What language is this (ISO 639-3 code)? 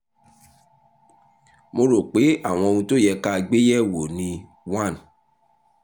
yor